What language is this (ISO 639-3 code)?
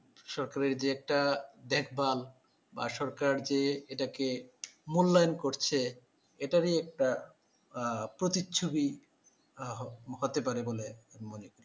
ben